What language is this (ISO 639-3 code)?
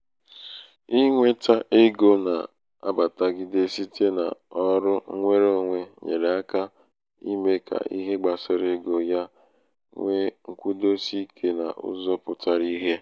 ibo